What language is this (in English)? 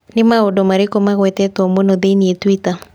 Kikuyu